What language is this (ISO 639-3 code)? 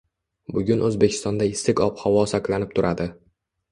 uzb